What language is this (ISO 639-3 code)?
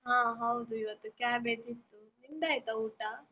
kan